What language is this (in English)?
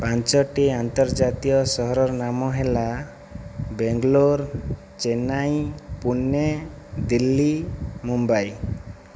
Odia